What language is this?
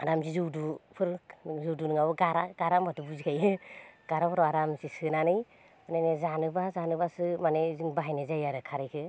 Bodo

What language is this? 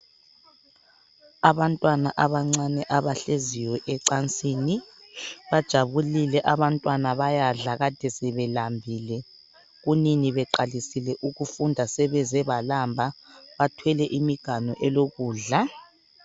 North Ndebele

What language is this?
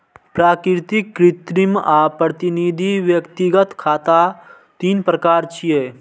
Maithili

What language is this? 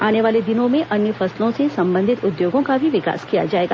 Hindi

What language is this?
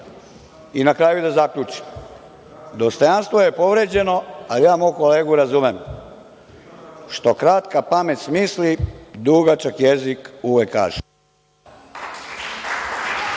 Serbian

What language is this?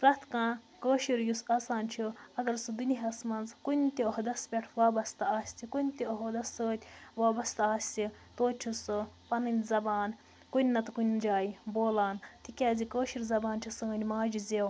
Kashmiri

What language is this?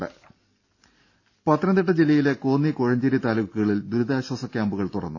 Malayalam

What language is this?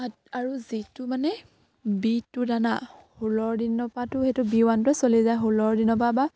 Assamese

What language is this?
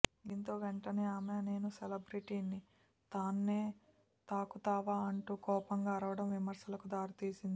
Telugu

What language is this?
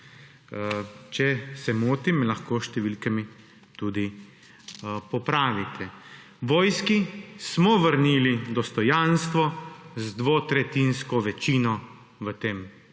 Slovenian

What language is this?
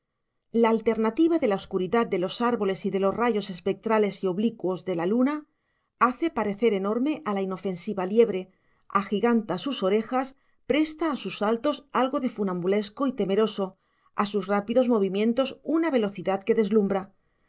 Spanish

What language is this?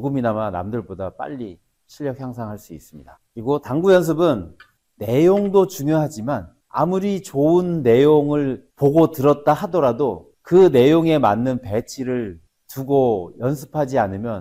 Korean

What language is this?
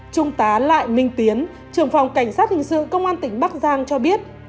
Vietnamese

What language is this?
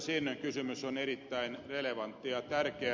Finnish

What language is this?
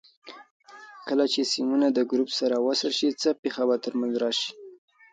Pashto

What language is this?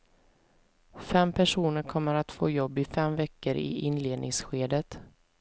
Swedish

